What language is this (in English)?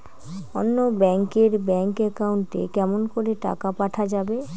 Bangla